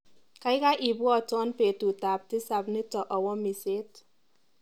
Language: Kalenjin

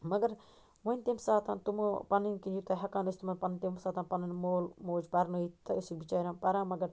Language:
Kashmiri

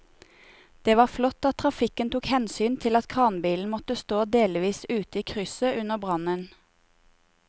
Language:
Norwegian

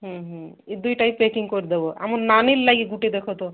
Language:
Odia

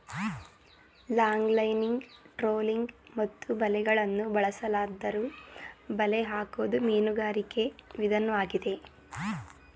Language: Kannada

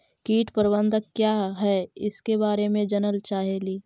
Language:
Magahi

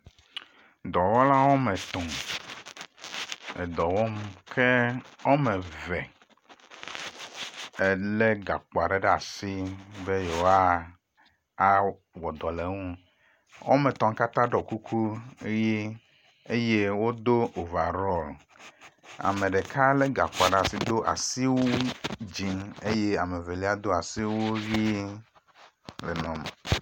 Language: Ewe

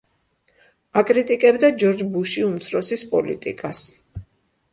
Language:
Georgian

